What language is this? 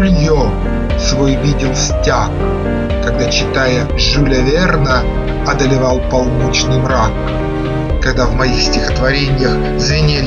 Russian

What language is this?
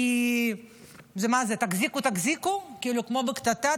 Hebrew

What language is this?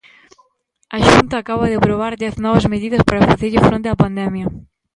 Galician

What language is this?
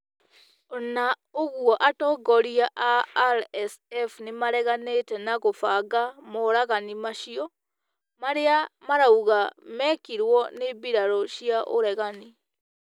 Kikuyu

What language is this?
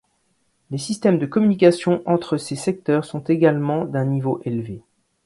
French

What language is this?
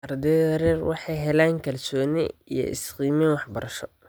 Somali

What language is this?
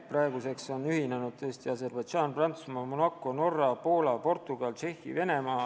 Estonian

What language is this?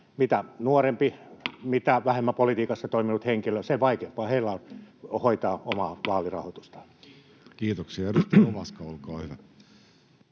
Finnish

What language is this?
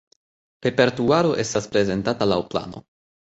Esperanto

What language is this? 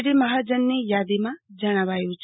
Gujarati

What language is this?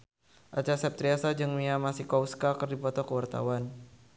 Sundanese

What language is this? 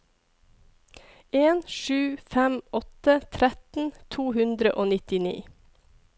Norwegian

